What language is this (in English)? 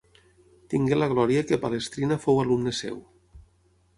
Catalan